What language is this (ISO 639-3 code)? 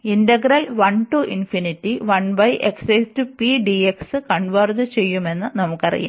mal